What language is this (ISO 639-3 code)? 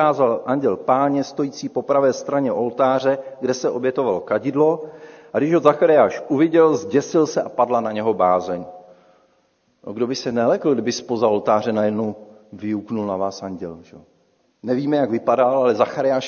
ces